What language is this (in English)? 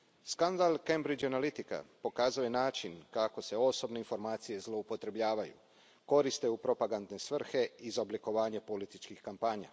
Croatian